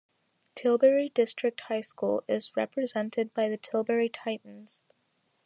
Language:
English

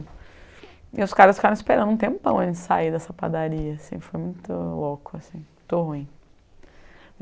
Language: Portuguese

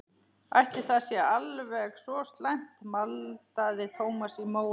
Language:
Icelandic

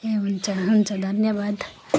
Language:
Nepali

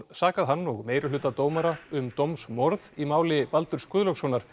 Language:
Icelandic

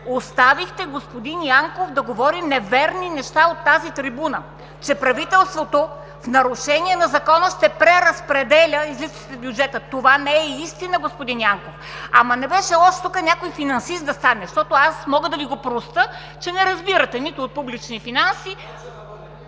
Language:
Bulgarian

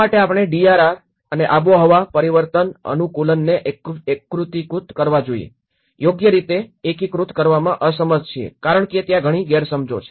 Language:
Gujarati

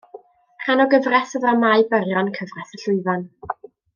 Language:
Welsh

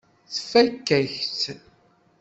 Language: Kabyle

